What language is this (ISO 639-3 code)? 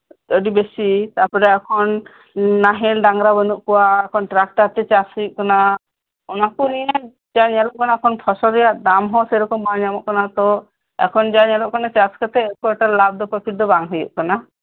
sat